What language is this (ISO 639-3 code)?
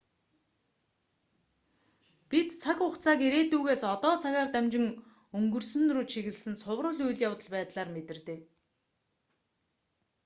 mon